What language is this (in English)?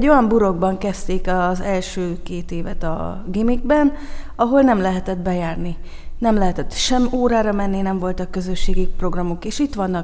Hungarian